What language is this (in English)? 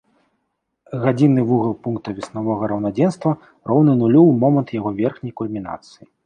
Belarusian